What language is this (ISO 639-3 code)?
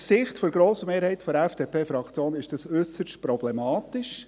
gsw